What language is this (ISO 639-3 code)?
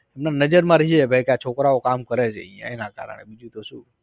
guj